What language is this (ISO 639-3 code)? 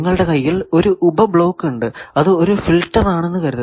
mal